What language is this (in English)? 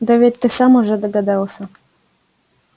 Russian